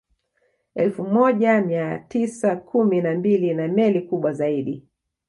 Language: Swahili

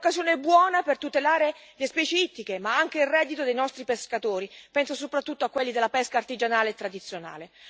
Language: Italian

